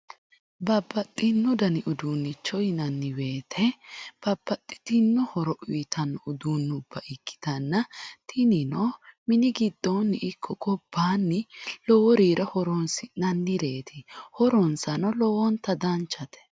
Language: Sidamo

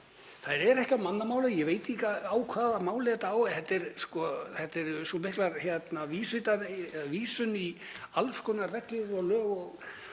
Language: Icelandic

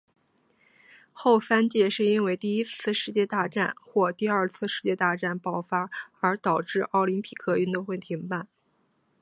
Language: Chinese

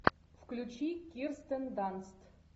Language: Russian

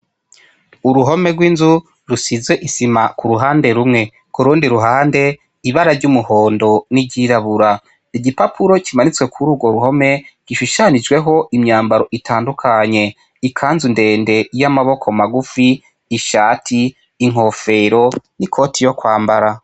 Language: Rundi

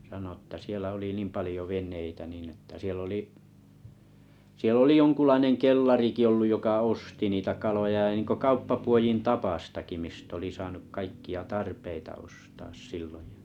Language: Finnish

